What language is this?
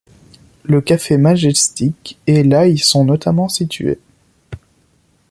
French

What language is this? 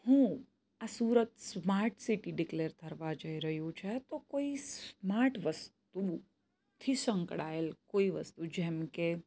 Gujarati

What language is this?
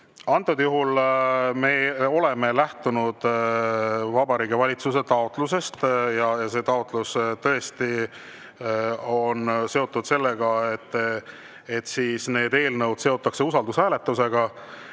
Estonian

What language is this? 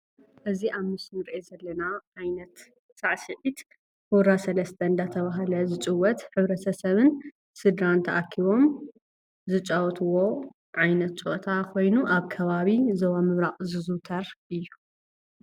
Tigrinya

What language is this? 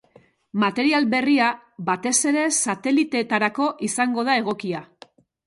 Basque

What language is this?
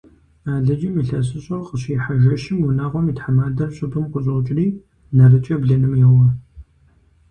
Kabardian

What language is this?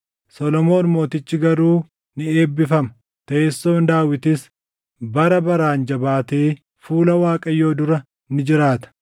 Oromo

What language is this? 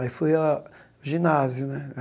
Portuguese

